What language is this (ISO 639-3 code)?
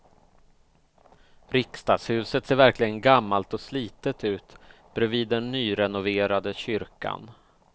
swe